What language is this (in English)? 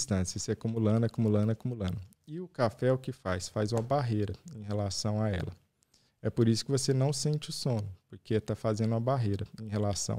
Portuguese